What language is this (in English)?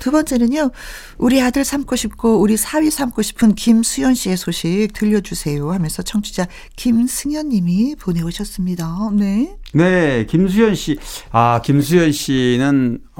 Korean